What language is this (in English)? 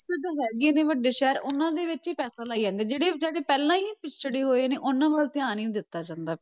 Punjabi